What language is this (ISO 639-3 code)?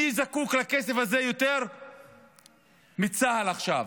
heb